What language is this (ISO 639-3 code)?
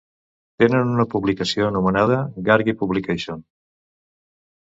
cat